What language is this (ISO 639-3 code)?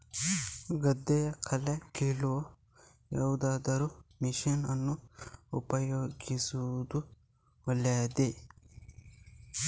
kan